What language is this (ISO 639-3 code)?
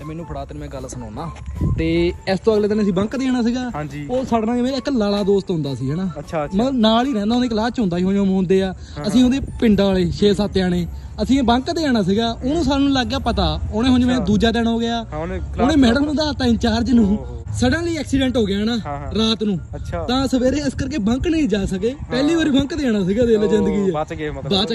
pan